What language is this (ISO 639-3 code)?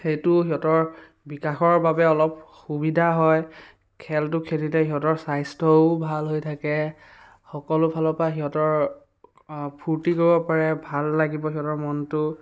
asm